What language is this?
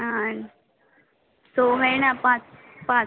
Konkani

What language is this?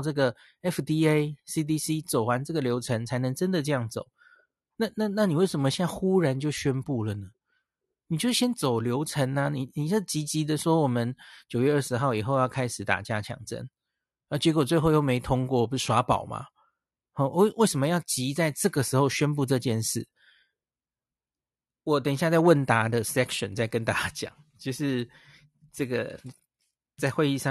Chinese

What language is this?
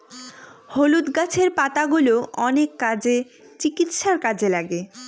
Bangla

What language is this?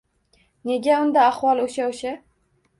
Uzbek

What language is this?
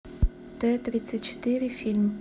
Russian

